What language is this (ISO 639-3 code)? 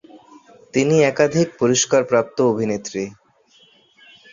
ben